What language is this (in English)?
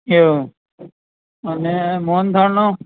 Gujarati